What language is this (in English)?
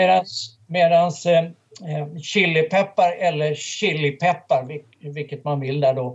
Swedish